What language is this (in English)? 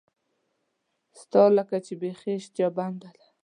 Pashto